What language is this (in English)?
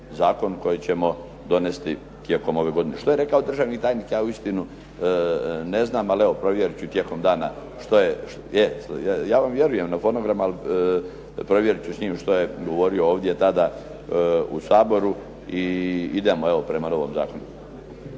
Croatian